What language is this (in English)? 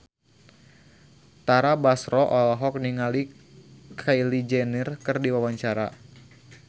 Sundanese